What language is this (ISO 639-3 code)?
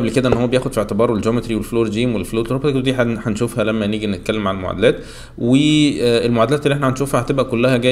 ara